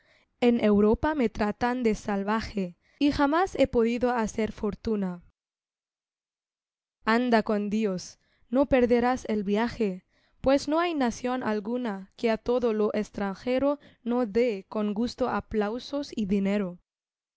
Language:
Spanish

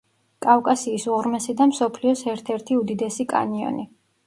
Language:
Georgian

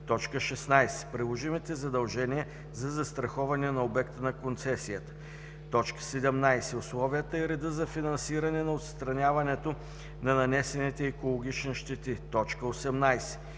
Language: Bulgarian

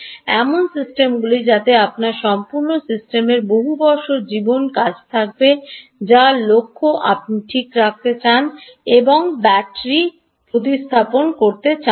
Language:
Bangla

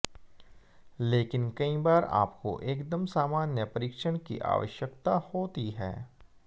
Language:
Hindi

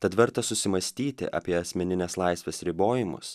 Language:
Lithuanian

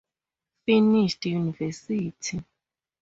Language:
English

